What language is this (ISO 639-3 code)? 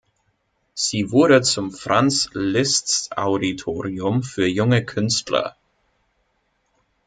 deu